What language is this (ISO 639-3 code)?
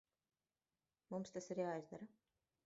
lav